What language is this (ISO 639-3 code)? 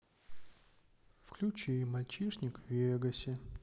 rus